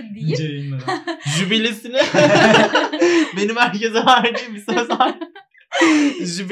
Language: Turkish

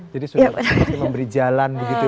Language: Indonesian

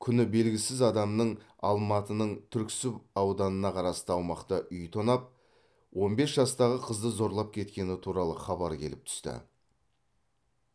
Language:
Kazakh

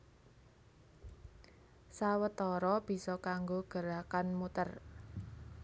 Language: Javanese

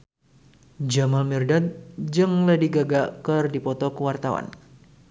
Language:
Sundanese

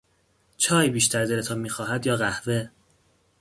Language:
Persian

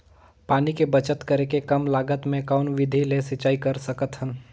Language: Chhattisgarhi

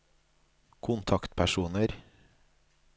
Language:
Norwegian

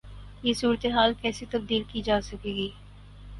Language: Urdu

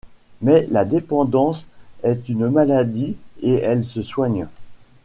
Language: French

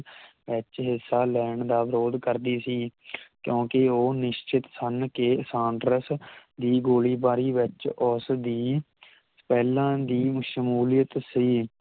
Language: Punjabi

